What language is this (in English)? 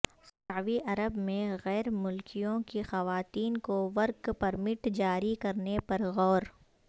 Urdu